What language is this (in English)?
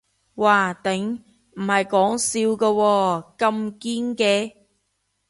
Cantonese